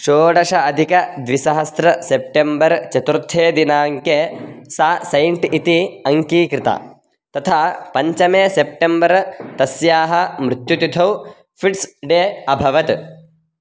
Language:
Sanskrit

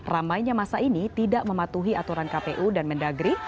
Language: Indonesian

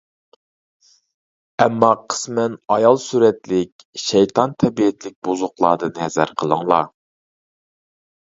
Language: Uyghur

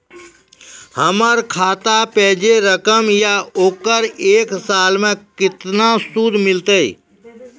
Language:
Maithili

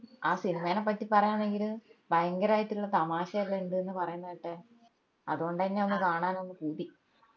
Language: Malayalam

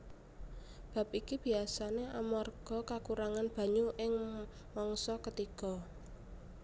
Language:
Javanese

